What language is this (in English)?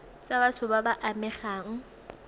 Tswana